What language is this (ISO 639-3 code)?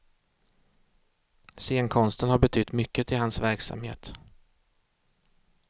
swe